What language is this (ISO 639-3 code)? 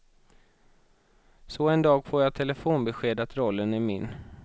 swe